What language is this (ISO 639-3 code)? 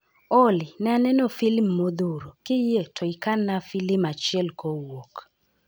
luo